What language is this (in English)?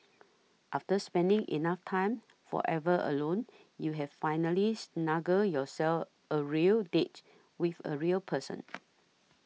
English